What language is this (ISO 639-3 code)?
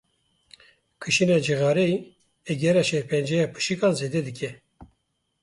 kur